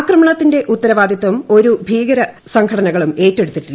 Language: Malayalam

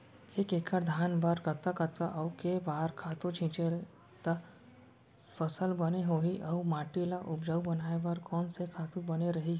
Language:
Chhattisgarhi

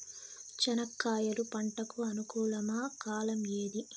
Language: Telugu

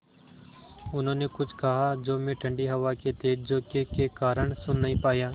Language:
Hindi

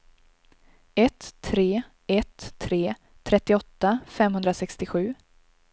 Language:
Swedish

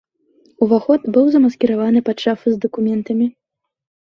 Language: Belarusian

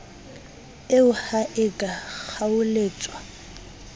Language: Southern Sotho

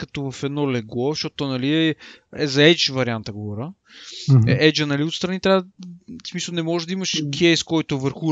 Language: Bulgarian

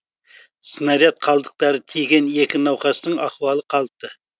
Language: Kazakh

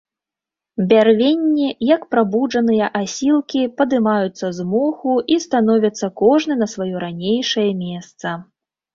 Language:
Belarusian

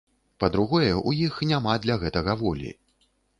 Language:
Belarusian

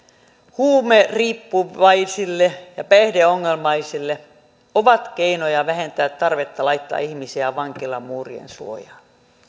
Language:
Finnish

